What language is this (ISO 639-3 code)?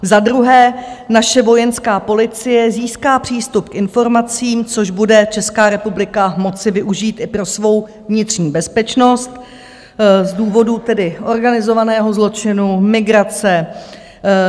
ces